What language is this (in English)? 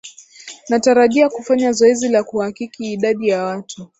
Swahili